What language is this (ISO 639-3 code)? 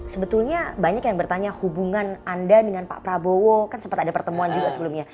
ind